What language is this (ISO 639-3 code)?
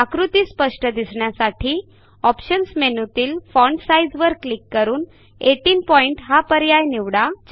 mar